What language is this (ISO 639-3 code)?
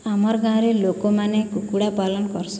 ori